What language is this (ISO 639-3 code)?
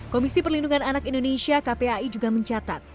ind